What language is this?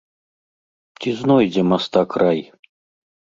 Belarusian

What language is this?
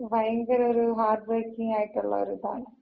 Malayalam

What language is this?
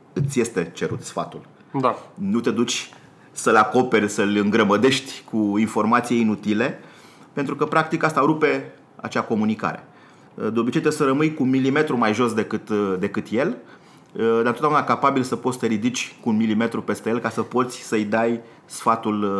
Romanian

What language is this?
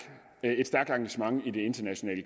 Danish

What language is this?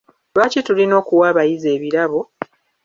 Ganda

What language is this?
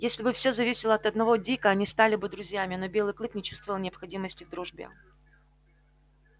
Russian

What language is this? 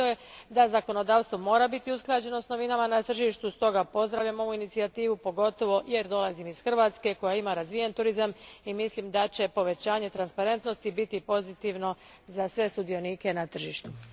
Croatian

